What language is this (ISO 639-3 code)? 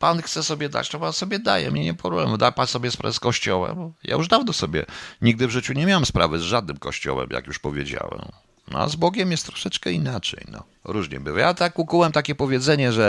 pol